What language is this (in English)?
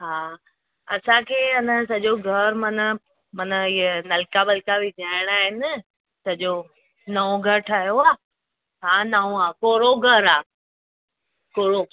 Sindhi